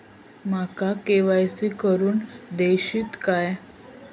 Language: Marathi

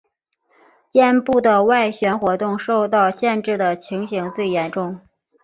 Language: Chinese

